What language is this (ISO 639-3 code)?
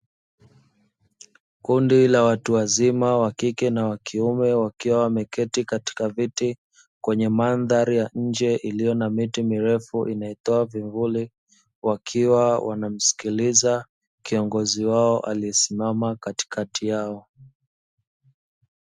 swa